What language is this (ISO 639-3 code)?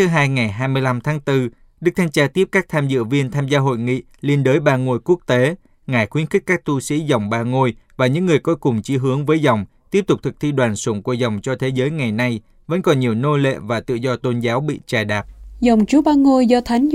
vie